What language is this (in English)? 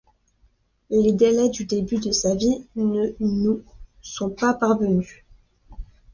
French